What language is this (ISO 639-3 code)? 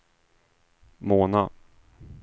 swe